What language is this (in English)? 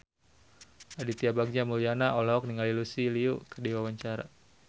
Sundanese